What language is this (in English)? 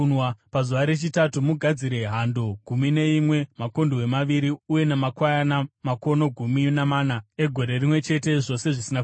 Shona